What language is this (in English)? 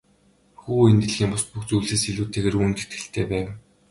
Mongolian